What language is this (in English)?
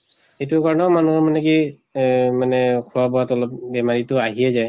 Assamese